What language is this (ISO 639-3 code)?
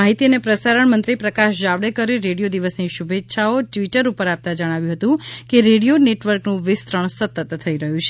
guj